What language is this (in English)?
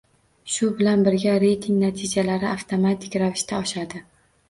Uzbek